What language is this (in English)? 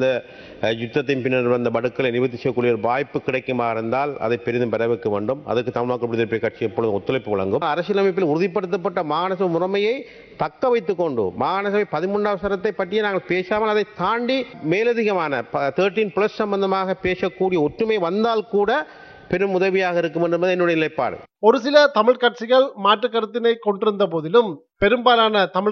Tamil